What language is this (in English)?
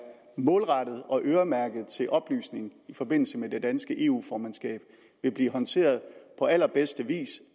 Danish